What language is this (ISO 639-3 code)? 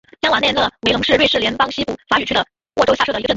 zho